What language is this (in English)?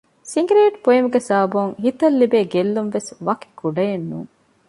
Divehi